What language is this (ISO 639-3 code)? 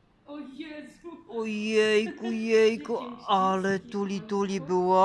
pol